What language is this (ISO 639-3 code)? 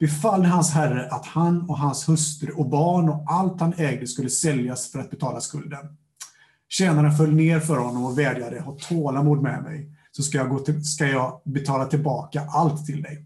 swe